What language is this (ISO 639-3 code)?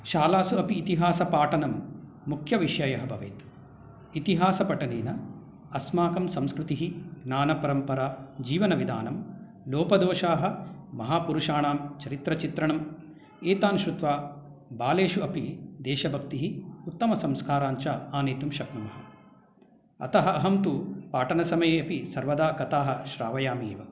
san